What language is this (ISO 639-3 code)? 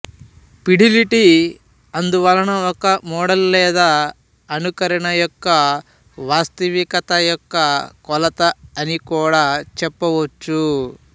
tel